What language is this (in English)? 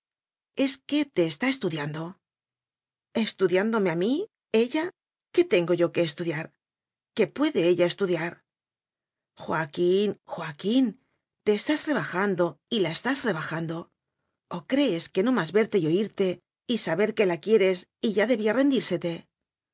Spanish